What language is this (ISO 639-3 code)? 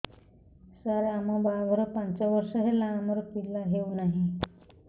ori